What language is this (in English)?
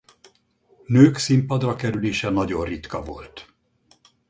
Hungarian